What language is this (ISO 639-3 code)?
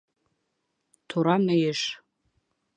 bak